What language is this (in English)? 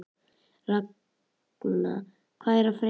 Icelandic